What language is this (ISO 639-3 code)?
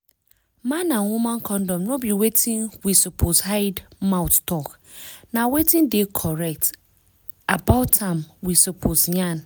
pcm